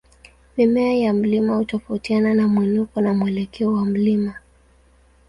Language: Swahili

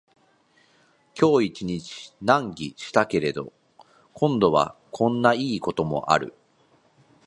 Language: Japanese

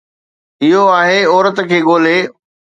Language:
Sindhi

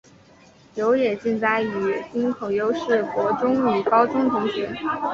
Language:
Chinese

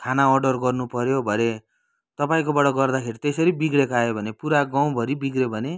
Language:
Nepali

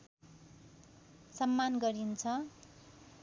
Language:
Nepali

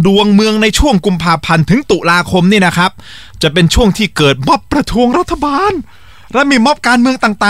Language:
Thai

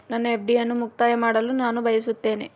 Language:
Kannada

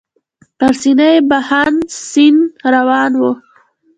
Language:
Pashto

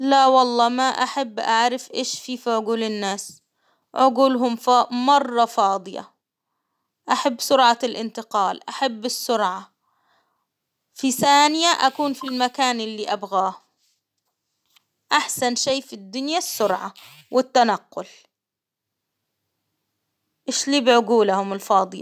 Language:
Hijazi Arabic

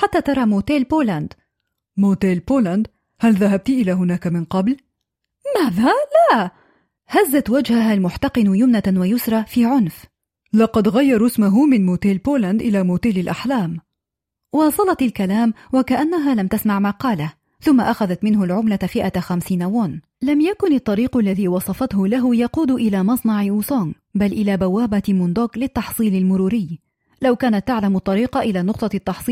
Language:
Arabic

